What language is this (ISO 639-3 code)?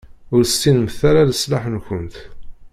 kab